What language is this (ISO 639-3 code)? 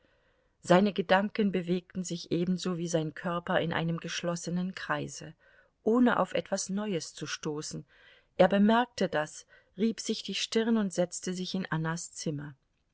deu